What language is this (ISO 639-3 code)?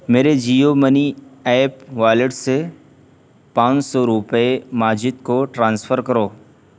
urd